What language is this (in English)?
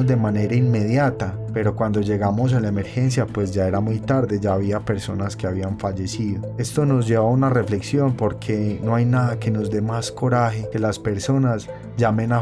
Spanish